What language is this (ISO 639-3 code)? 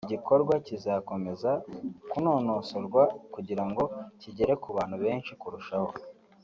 kin